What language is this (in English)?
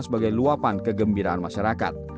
Indonesian